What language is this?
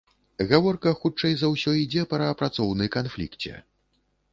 Belarusian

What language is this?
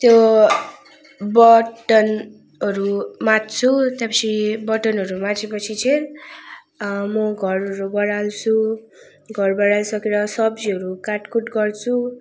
Nepali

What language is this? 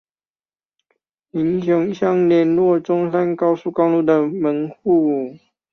Chinese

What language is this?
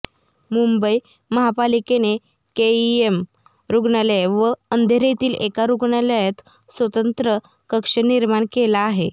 Marathi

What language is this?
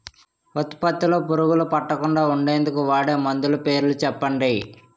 Telugu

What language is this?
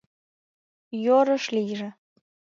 Mari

